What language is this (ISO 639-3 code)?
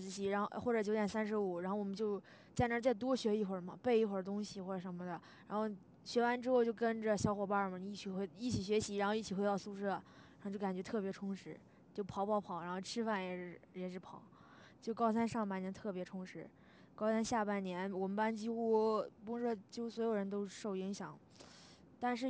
zho